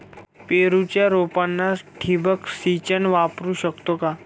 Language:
Marathi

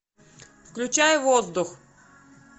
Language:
Russian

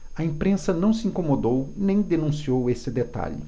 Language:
Portuguese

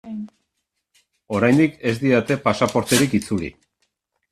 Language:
Basque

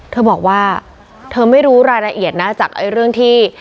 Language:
Thai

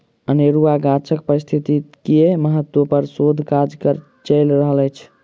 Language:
Maithili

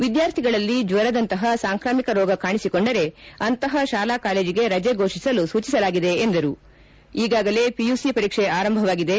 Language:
Kannada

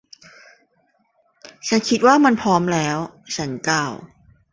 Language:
Thai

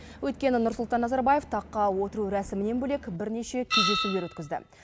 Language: Kazakh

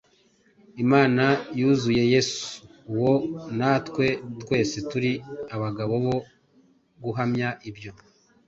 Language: Kinyarwanda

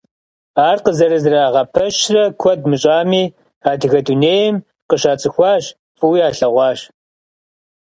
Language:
Kabardian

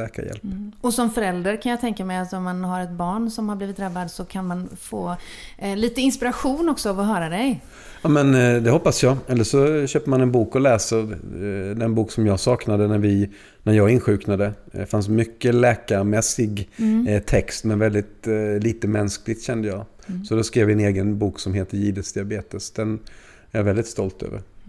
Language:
Swedish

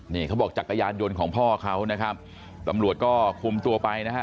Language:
Thai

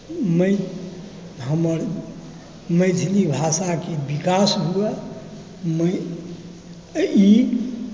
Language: Maithili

